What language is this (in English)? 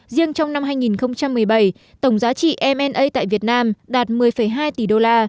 Vietnamese